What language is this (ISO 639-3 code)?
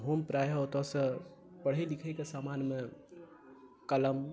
mai